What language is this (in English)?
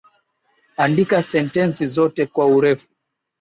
Swahili